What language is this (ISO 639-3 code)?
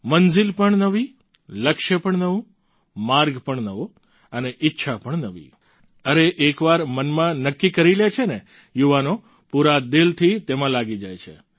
guj